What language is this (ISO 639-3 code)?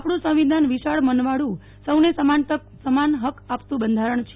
guj